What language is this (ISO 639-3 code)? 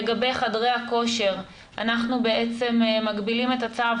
heb